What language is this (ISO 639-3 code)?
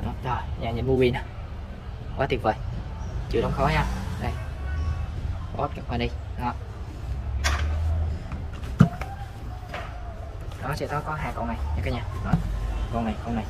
vie